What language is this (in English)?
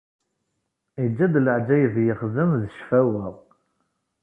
Kabyle